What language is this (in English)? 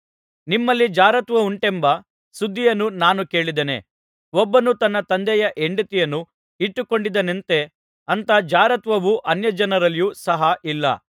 Kannada